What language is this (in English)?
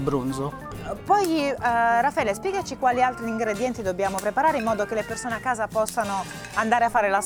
Italian